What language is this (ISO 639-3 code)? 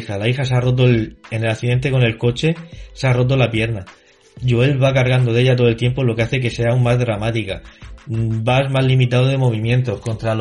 spa